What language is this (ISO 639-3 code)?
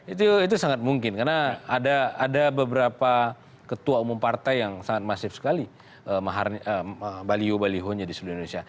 ind